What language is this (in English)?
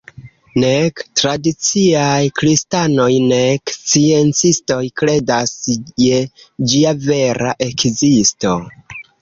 Esperanto